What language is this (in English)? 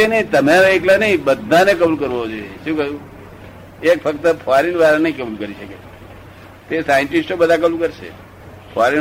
Gujarati